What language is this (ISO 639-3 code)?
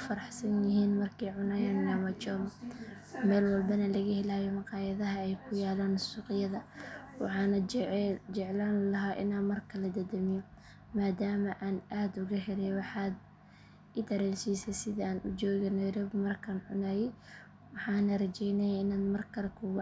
som